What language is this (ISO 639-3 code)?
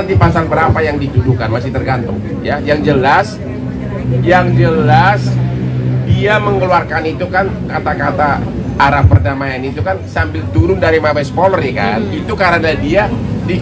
ind